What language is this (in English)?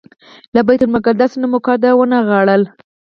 Pashto